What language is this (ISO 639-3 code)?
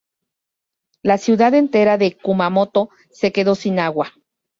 spa